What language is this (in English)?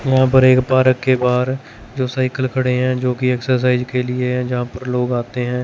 Hindi